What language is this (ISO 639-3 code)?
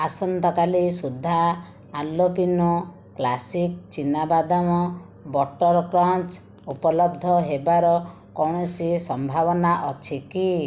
ori